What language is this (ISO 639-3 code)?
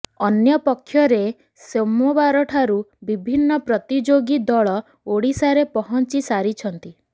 ori